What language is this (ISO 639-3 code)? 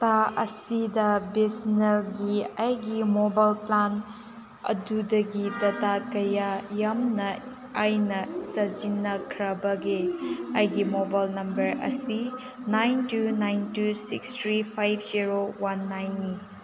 mni